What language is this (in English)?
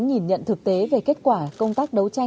Vietnamese